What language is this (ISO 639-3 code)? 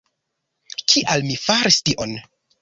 epo